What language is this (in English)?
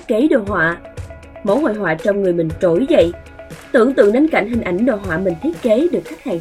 Vietnamese